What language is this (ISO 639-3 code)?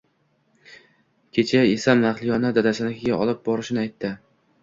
uzb